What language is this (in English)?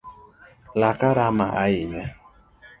Luo (Kenya and Tanzania)